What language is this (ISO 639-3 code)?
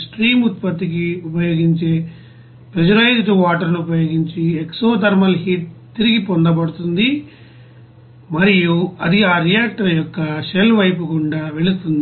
tel